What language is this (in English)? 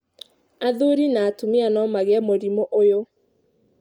Kikuyu